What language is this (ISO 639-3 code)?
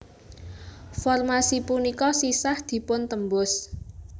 jav